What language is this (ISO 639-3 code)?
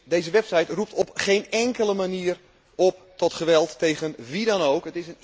nld